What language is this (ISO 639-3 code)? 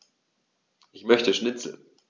deu